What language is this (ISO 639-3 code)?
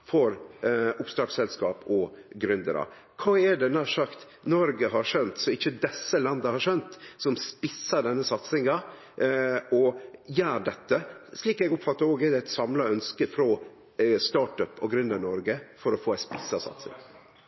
nno